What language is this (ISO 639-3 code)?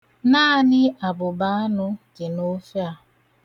ibo